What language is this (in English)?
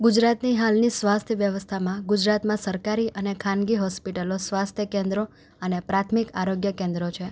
Gujarati